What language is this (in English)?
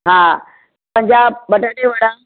Sindhi